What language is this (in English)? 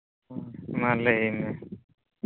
Santali